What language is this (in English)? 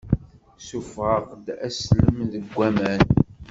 Kabyle